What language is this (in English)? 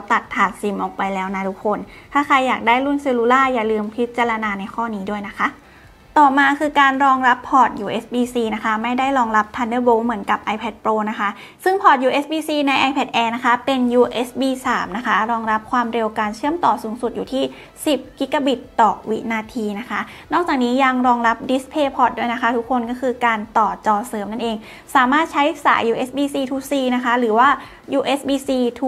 Thai